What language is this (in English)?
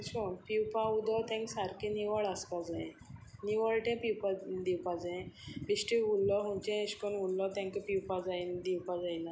Konkani